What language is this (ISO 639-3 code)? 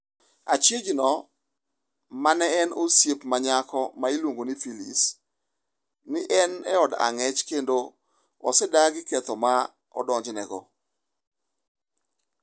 luo